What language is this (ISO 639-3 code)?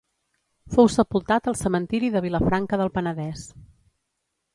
cat